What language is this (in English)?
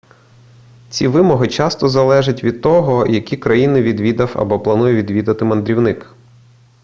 Ukrainian